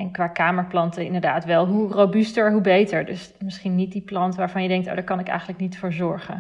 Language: Dutch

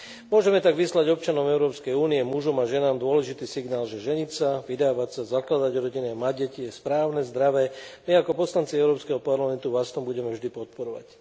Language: Slovak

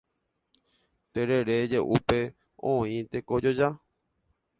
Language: Guarani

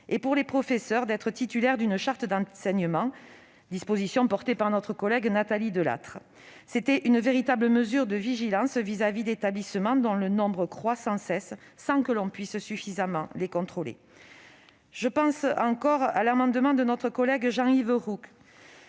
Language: French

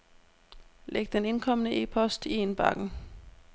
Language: Danish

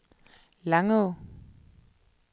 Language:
Danish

